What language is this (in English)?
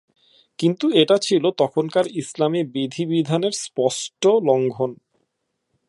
Bangla